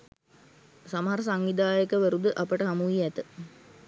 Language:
Sinhala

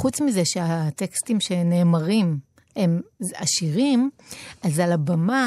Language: Hebrew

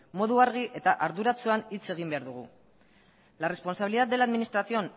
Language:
Basque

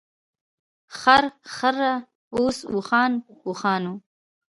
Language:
Pashto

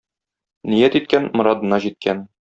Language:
Tatar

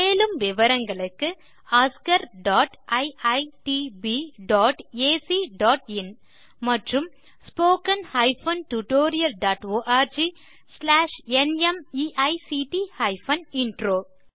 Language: Tamil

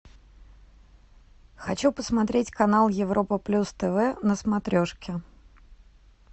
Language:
Russian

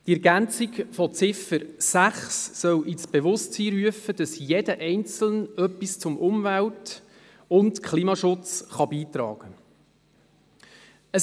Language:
Swiss German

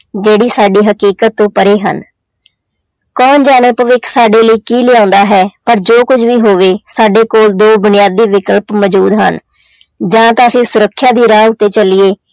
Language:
Punjabi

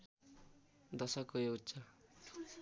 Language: Nepali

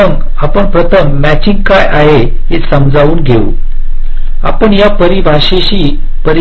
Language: Marathi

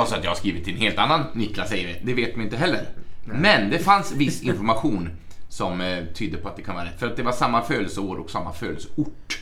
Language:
Swedish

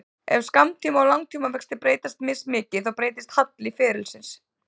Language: Icelandic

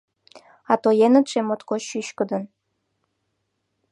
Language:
Mari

